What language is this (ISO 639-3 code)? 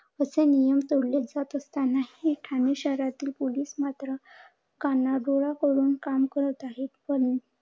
mar